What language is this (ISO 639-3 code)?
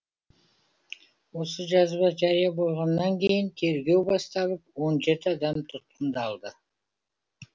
kaz